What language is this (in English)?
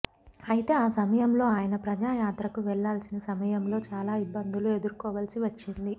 Telugu